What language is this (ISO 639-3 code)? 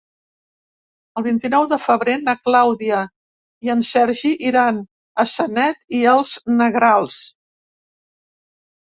cat